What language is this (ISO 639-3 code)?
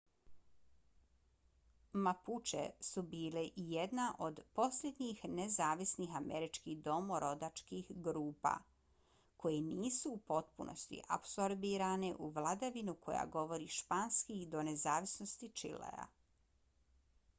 bos